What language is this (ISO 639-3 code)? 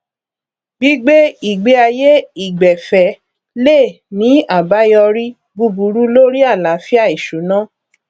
yor